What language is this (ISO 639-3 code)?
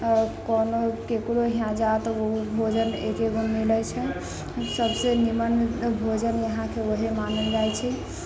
mai